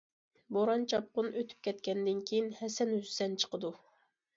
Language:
Uyghur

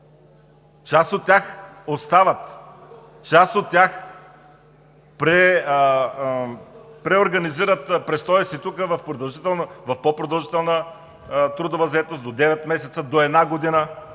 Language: Bulgarian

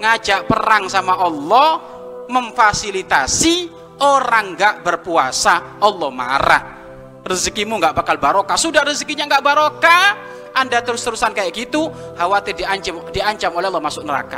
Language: Indonesian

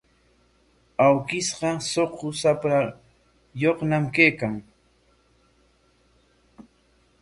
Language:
Corongo Ancash Quechua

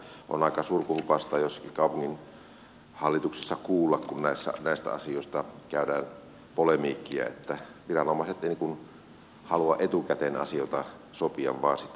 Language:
Finnish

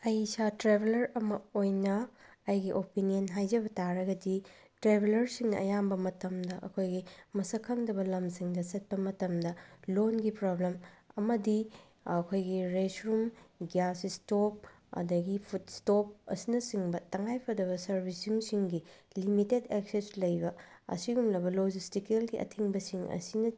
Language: Manipuri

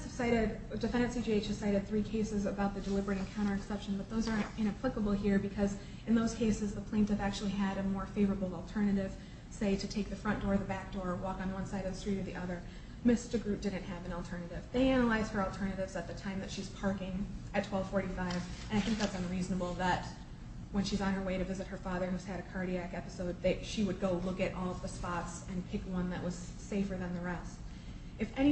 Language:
English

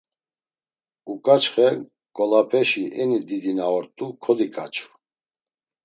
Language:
Laz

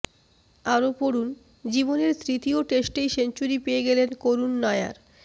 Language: Bangla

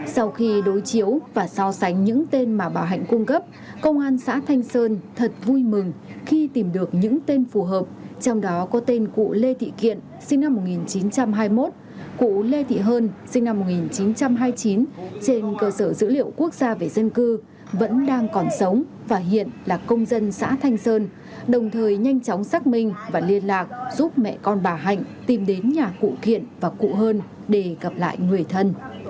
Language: Vietnamese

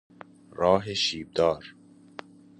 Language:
Persian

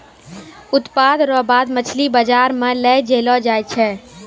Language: Maithili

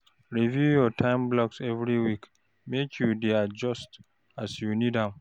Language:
Nigerian Pidgin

